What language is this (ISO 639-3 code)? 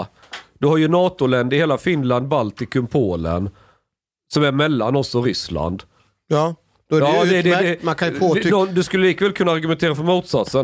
swe